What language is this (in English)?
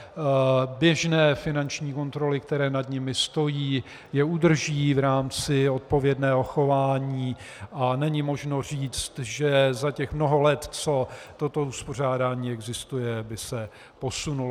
Czech